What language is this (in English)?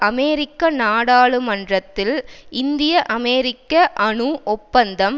Tamil